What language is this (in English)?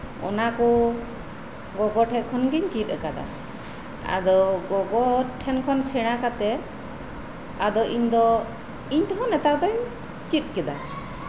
Santali